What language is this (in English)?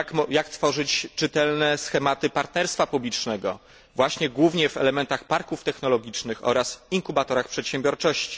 Polish